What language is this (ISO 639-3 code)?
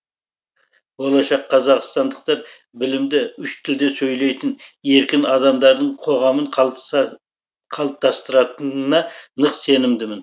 kaz